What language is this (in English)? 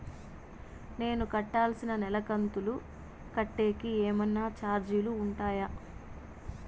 Telugu